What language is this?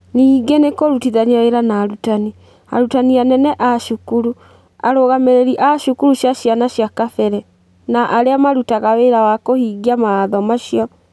Kikuyu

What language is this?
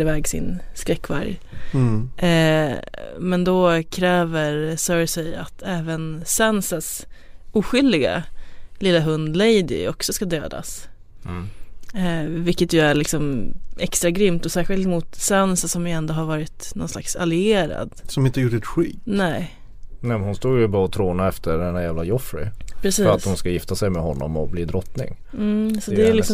Swedish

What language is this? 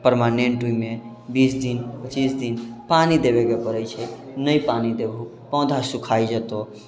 Maithili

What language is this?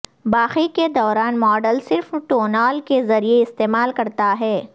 Urdu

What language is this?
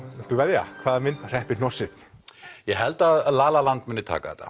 Icelandic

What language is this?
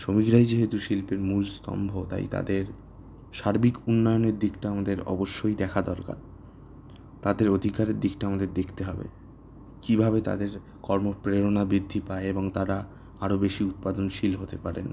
Bangla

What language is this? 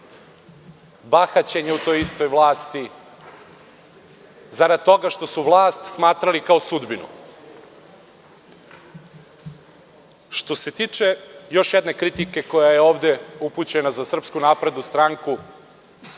Serbian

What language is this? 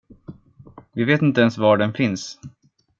Swedish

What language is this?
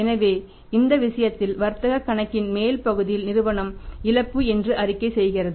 Tamil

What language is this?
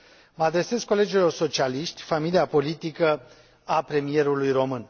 Romanian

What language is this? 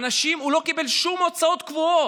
Hebrew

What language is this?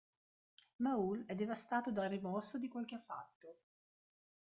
Italian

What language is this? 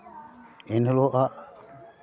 Santali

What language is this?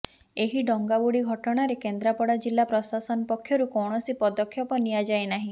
Odia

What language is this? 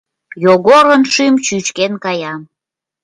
Mari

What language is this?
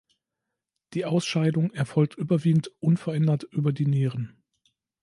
German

